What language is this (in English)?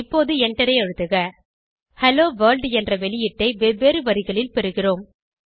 Tamil